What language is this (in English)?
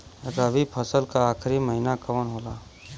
Bhojpuri